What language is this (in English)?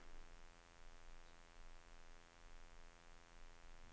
Norwegian